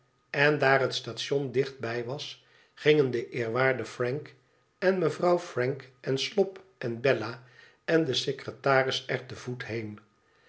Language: Dutch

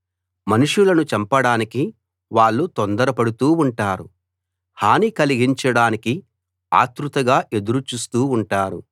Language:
Telugu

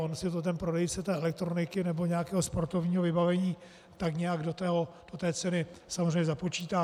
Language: Czech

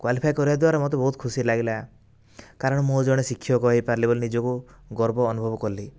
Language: Odia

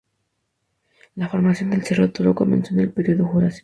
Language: Spanish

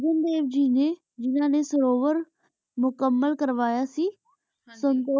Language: Punjabi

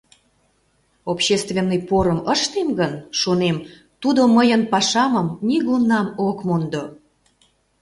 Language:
Mari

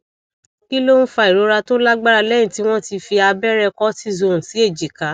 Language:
Yoruba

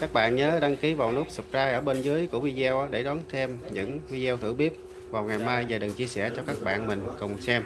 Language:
Vietnamese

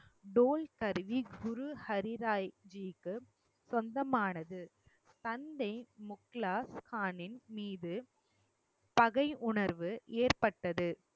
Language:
Tamil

